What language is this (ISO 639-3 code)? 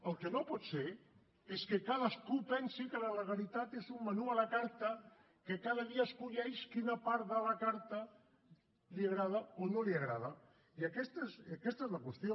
cat